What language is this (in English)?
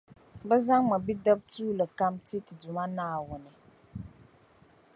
Dagbani